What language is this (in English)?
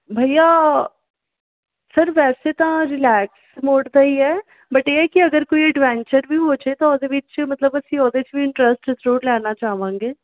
Punjabi